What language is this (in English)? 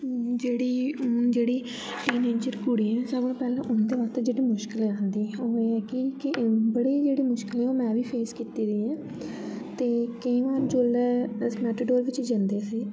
Dogri